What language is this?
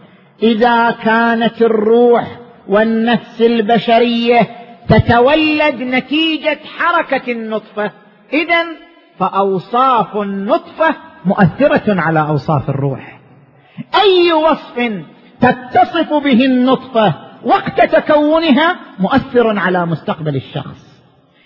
Arabic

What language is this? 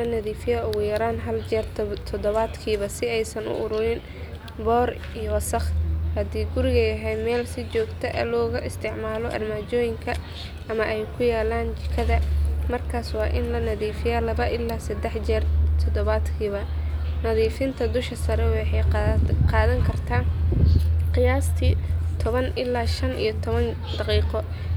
Somali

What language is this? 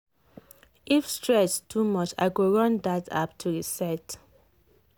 Nigerian Pidgin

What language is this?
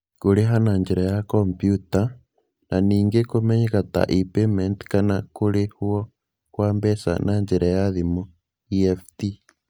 Kikuyu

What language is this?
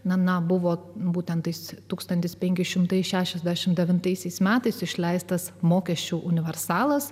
Lithuanian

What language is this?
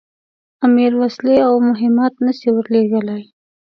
Pashto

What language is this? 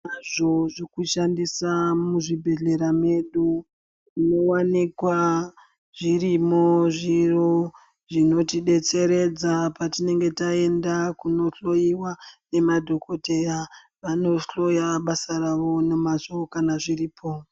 Ndau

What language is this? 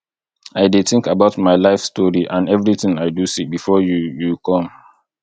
Nigerian Pidgin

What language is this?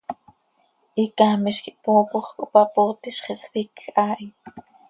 Seri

